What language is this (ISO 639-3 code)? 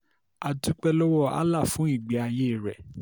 yor